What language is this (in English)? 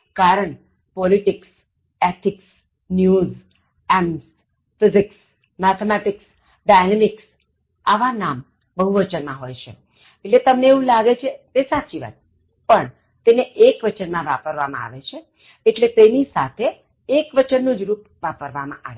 Gujarati